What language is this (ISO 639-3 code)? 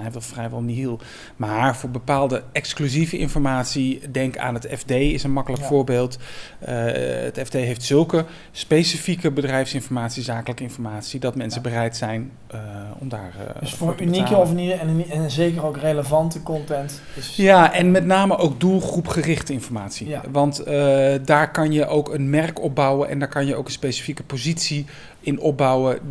nld